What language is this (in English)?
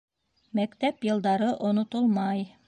Bashkir